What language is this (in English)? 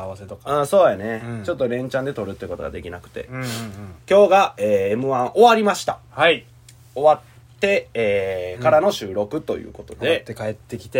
Japanese